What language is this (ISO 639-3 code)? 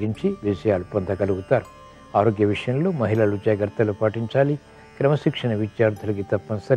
tel